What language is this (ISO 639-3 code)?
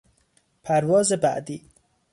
fas